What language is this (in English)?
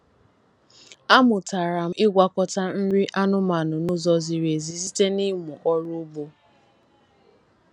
Igbo